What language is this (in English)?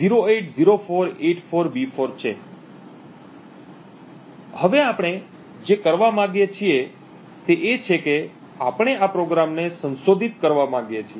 Gujarati